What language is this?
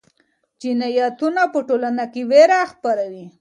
Pashto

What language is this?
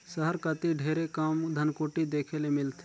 Chhattisgarhi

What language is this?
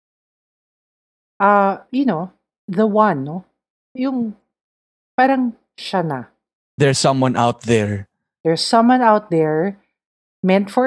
Filipino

